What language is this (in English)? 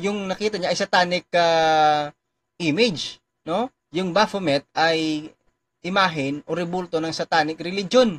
Filipino